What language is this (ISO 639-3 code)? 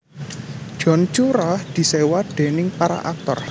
jav